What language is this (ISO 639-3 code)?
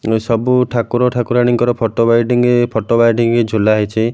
ori